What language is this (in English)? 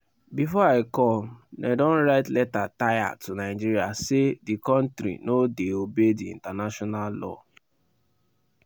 Nigerian Pidgin